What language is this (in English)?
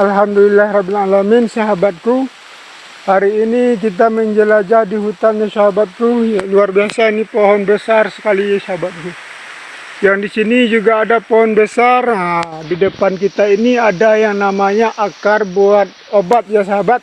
Indonesian